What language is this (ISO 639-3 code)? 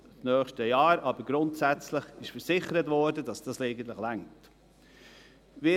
gsw